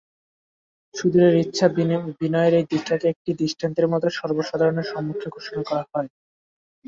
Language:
Bangla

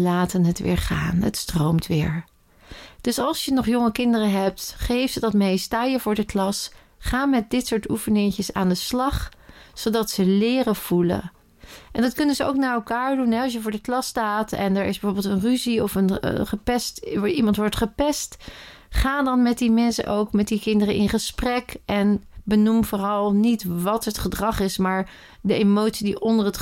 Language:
Dutch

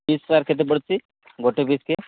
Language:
Odia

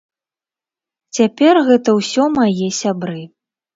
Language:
Belarusian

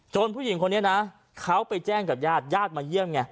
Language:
Thai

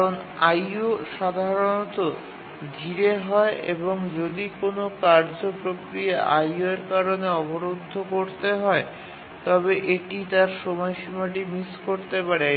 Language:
Bangla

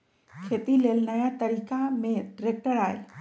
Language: Magahi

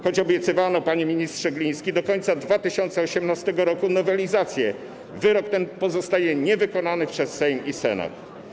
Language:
Polish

